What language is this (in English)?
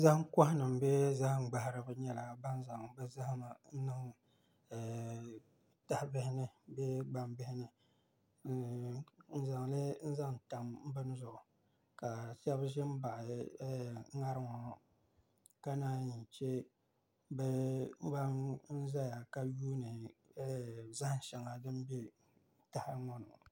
Dagbani